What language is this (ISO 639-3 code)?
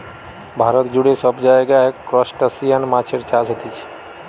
ben